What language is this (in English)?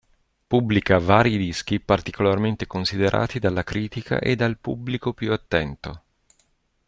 Italian